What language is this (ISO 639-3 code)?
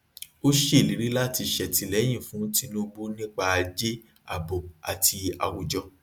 yor